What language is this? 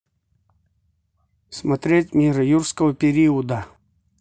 Russian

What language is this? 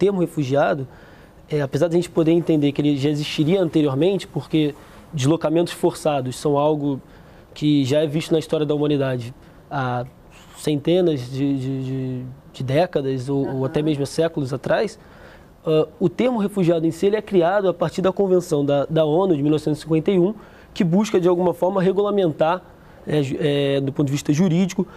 Portuguese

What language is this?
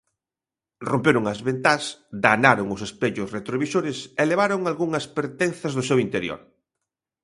Galician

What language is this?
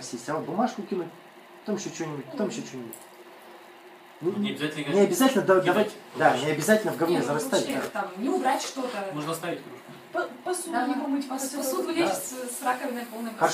Russian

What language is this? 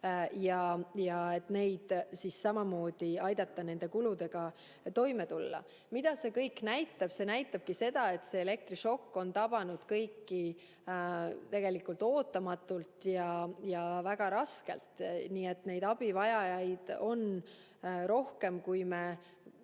Estonian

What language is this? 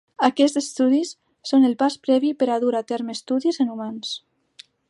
Catalan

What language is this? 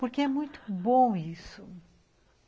Portuguese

